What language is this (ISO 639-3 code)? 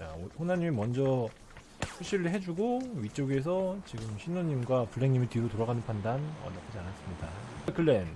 kor